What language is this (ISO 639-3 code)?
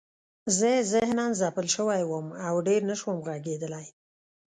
pus